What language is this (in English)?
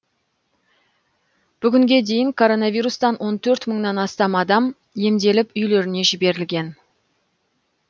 Kazakh